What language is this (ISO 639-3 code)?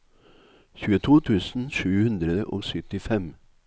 nor